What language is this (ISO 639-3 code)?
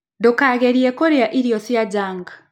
kik